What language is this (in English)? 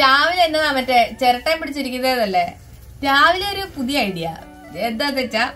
Malayalam